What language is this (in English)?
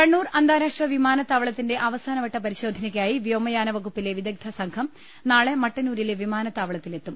Malayalam